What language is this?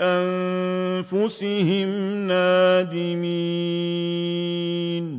Arabic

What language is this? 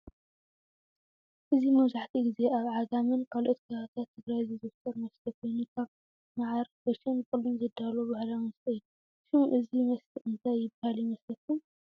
Tigrinya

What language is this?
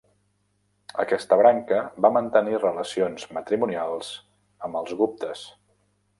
Catalan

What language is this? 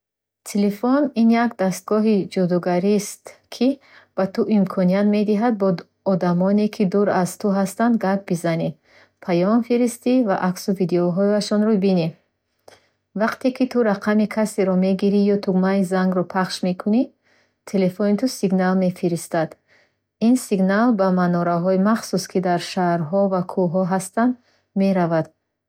Bukharic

